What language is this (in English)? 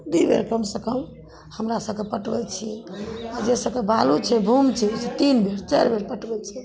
Maithili